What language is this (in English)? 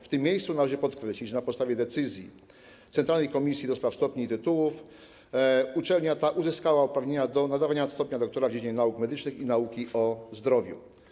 Polish